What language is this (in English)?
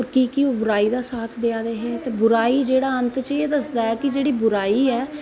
Dogri